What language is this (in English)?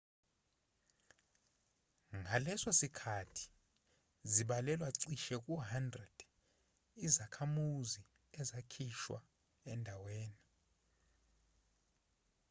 Zulu